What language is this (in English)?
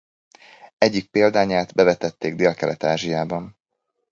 Hungarian